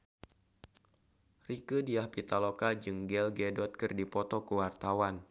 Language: Sundanese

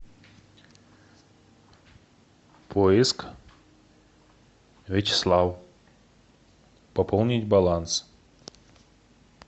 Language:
Russian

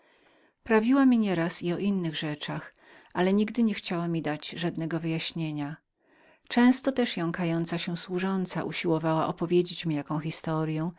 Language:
Polish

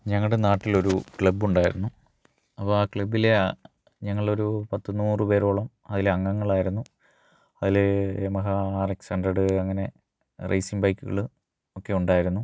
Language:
Malayalam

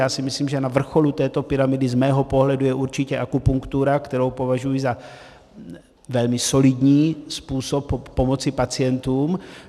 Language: Czech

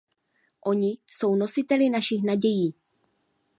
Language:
Czech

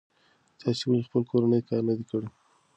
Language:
Pashto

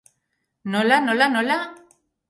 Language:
Basque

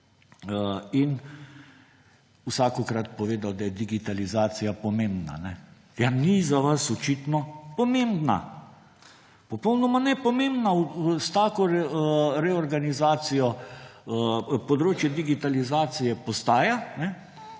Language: Slovenian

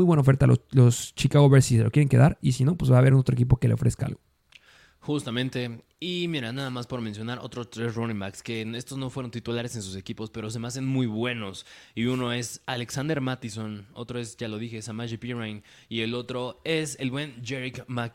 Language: Spanish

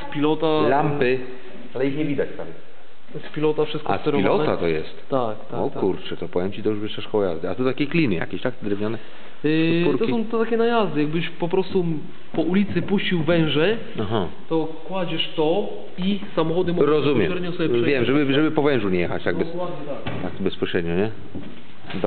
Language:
Polish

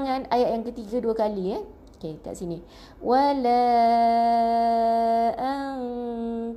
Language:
Malay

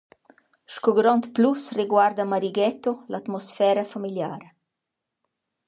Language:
Romansh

